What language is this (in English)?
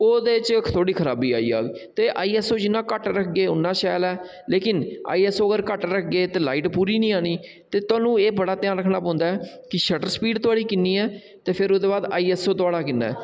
Dogri